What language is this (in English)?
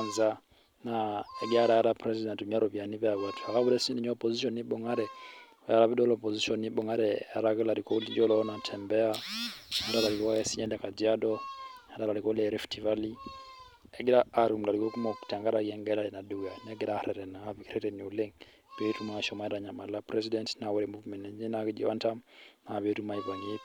Masai